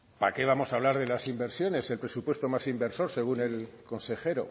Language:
Spanish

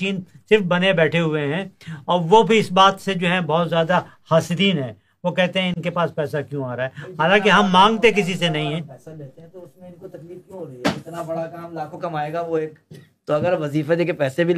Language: Urdu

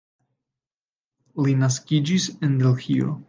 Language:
Esperanto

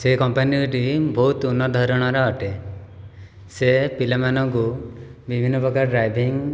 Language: Odia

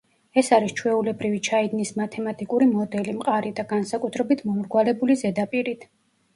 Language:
Georgian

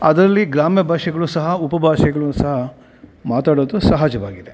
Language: Kannada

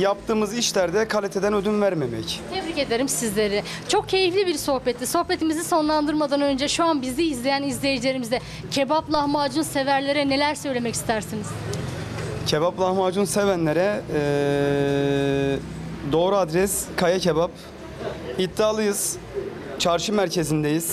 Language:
Turkish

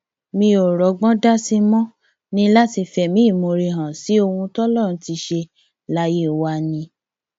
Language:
Yoruba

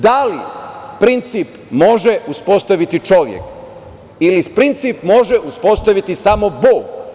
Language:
Serbian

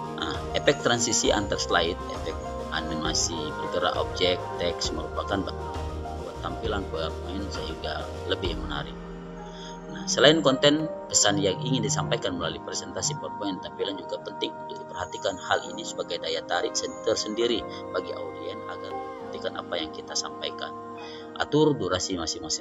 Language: Indonesian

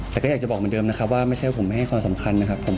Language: Thai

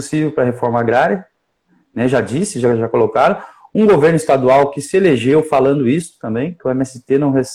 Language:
Portuguese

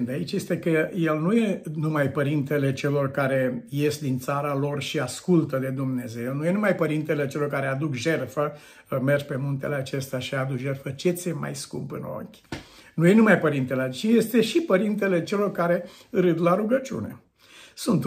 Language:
Romanian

